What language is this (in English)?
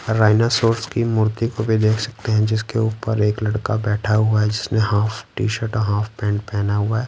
Hindi